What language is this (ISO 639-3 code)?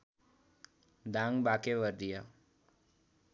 nep